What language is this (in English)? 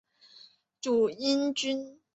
Chinese